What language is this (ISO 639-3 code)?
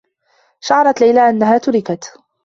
ara